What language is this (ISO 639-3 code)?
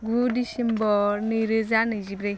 brx